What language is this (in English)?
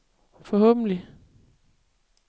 Danish